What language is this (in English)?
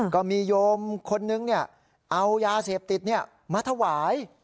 Thai